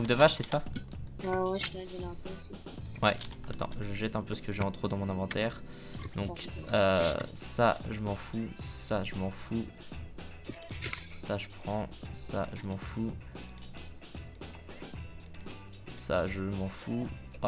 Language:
French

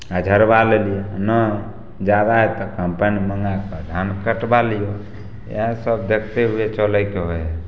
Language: Maithili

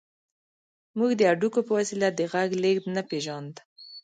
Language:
Pashto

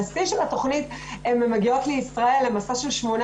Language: Hebrew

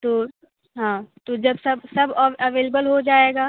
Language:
Hindi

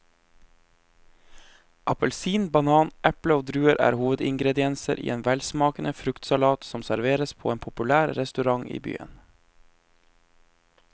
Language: Norwegian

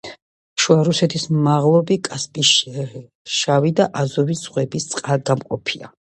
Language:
Georgian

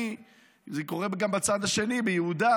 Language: Hebrew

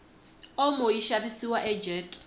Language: Tsonga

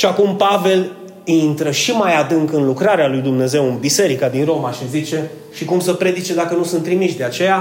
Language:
Romanian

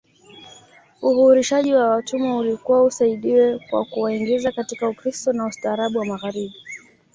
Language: Swahili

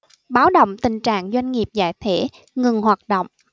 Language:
Vietnamese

